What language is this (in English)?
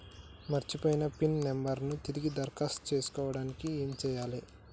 Telugu